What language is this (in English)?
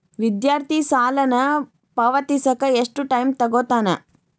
Kannada